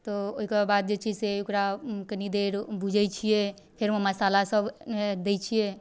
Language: Maithili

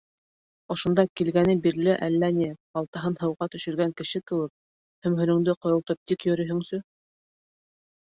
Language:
Bashkir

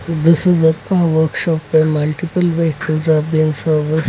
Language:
English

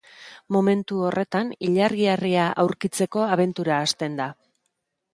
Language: Basque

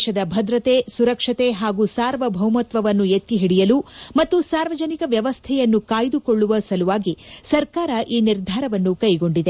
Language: Kannada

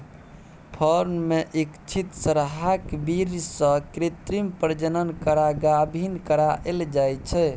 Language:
Maithili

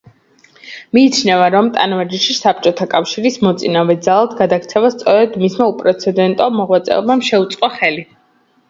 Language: Georgian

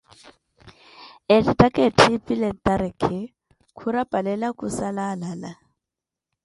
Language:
Koti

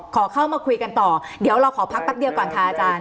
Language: Thai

